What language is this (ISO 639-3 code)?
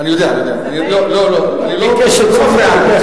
heb